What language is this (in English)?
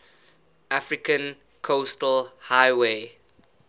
English